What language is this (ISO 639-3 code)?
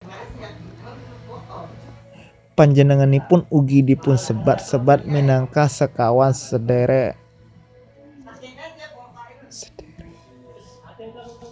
jav